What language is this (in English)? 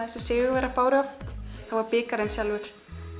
Icelandic